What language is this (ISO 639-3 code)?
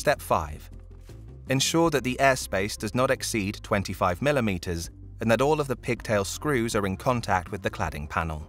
eng